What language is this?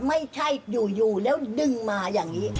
Thai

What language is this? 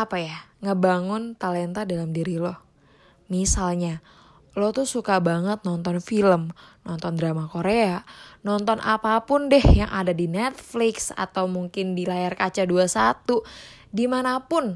Indonesian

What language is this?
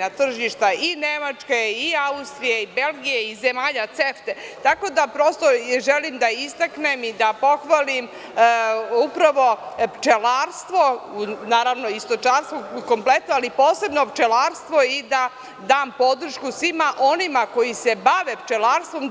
Serbian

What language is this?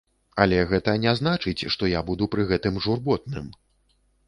Belarusian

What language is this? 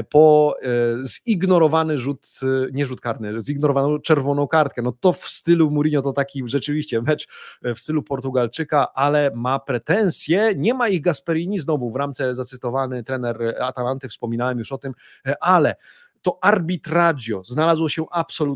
Polish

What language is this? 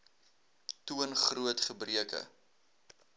Afrikaans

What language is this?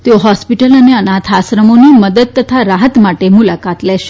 Gujarati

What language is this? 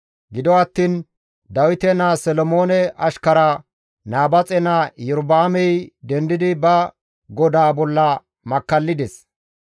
Gamo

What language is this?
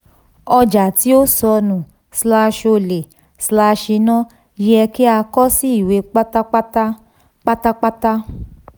Yoruba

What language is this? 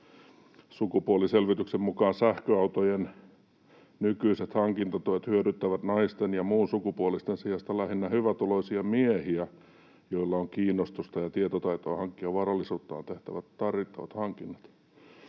Finnish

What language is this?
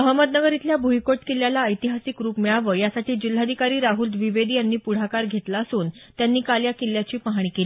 Marathi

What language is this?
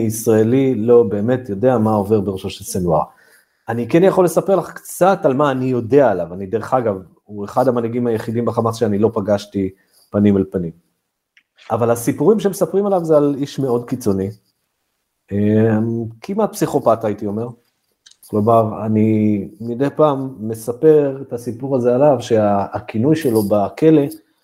Hebrew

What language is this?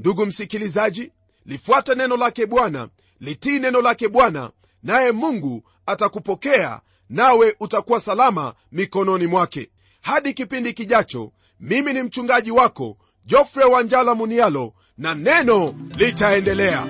Swahili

